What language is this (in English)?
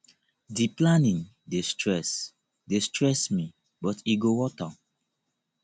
Nigerian Pidgin